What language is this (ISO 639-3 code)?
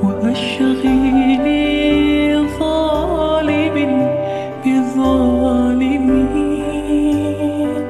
ara